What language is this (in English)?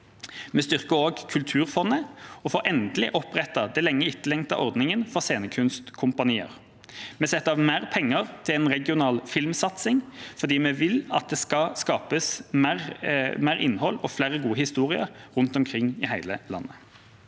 Norwegian